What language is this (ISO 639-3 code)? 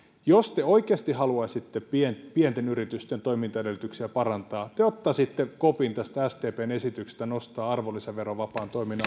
fin